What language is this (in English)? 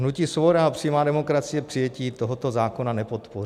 Czech